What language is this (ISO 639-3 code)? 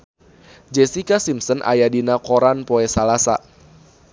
sun